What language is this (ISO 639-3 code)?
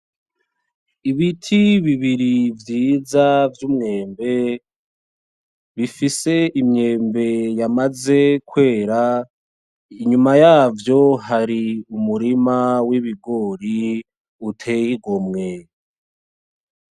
run